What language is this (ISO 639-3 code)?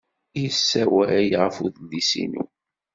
kab